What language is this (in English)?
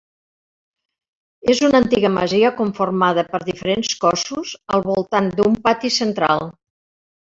Catalan